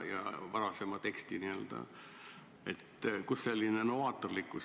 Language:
Estonian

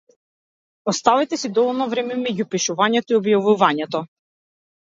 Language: Macedonian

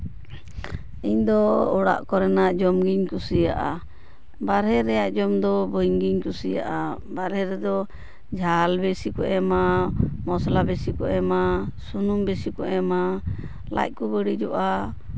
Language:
Santali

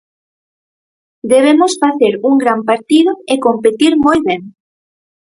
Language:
Galician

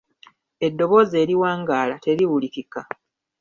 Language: Ganda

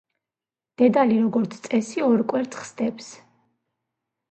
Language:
Georgian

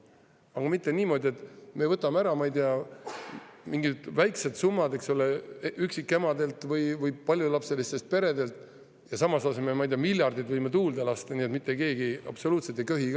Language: Estonian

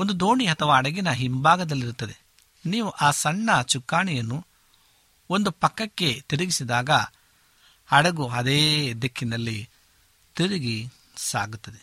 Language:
Kannada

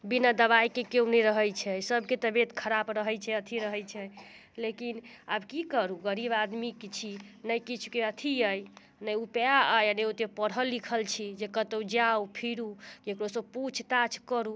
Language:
Maithili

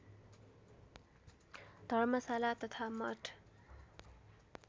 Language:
Nepali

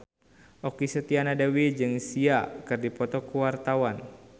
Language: Sundanese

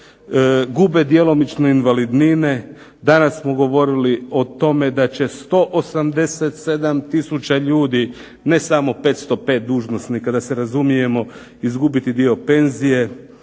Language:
Croatian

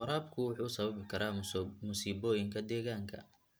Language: Somali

